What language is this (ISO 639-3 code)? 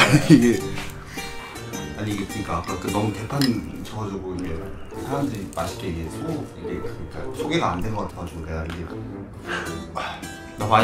kor